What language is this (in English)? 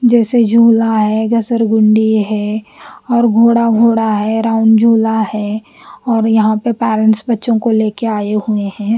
Hindi